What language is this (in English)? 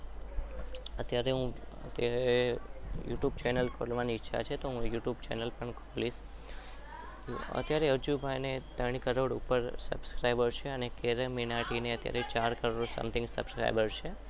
Gujarati